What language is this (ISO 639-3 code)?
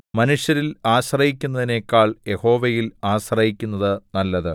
mal